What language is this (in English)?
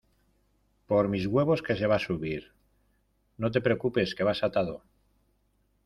Spanish